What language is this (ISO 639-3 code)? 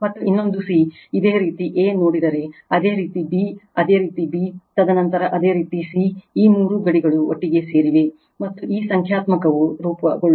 kan